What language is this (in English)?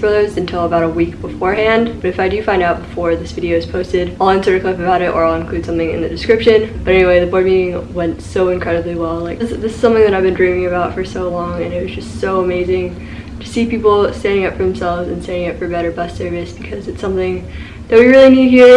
English